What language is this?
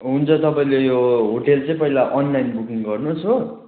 Nepali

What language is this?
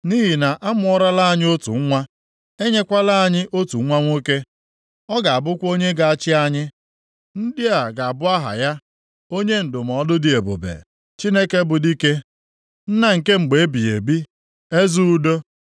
Igbo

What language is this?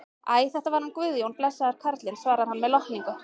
Icelandic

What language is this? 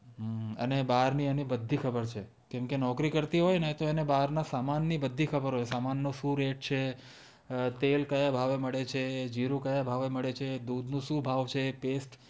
Gujarati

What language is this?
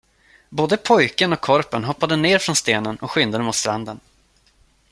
Swedish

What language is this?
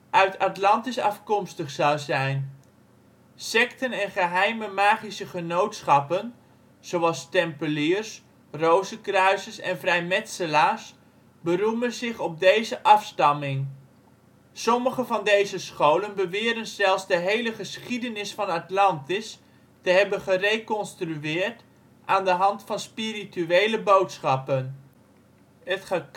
Dutch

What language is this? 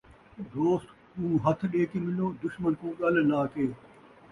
Saraiki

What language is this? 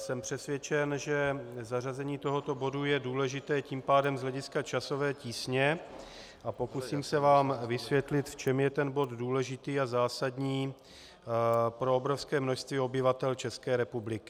Czech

